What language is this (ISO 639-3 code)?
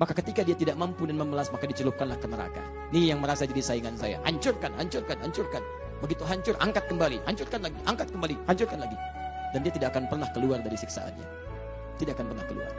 ind